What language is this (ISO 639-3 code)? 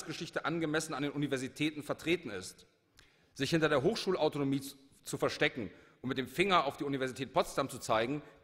deu